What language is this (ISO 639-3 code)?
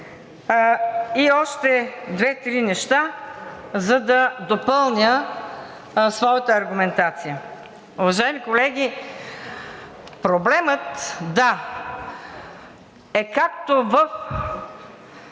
bul